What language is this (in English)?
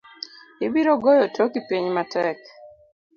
Luo (Kenya and Tanzania)